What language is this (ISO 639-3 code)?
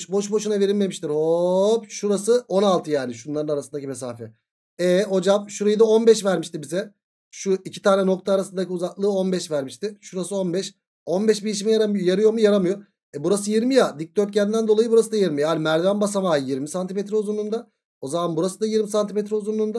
tur